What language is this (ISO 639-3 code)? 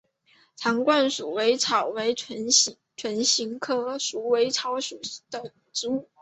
zho